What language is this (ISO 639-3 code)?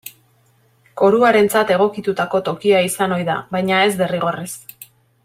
eus